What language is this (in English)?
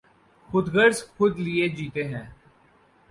Urdu